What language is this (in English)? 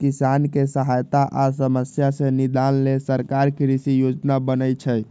Magahi